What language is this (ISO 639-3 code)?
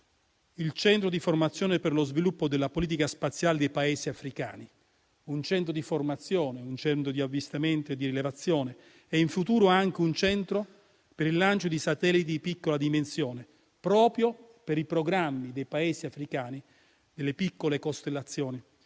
ita